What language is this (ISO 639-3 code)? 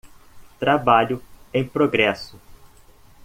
por